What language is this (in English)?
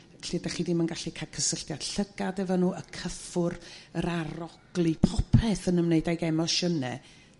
Welsh